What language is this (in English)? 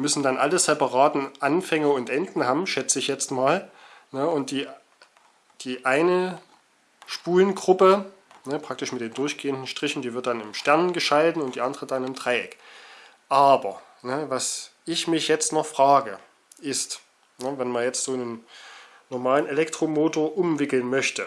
German